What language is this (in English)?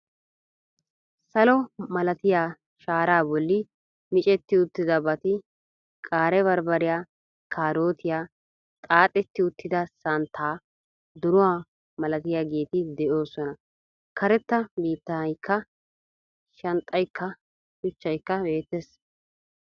Wolaytta